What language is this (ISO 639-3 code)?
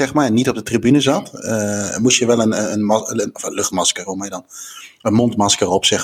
nld